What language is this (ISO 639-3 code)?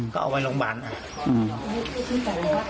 tha